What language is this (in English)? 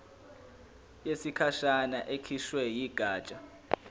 Zulu